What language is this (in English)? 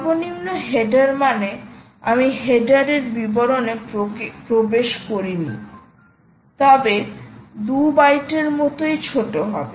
Bangla